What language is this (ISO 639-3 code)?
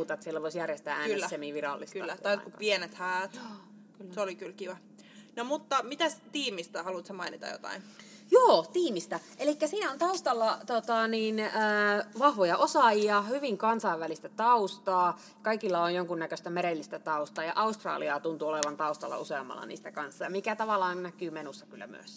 fin